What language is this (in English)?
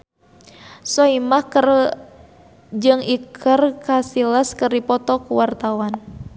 Sundanese